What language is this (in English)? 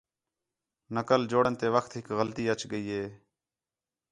Khetrani